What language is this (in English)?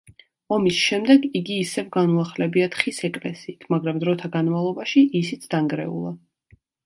Georgian